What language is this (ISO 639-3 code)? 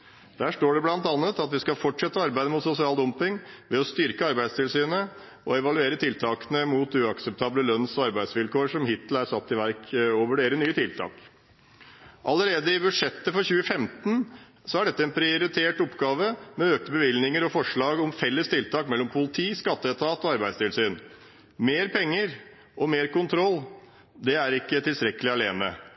nob